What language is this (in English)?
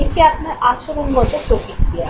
Bangla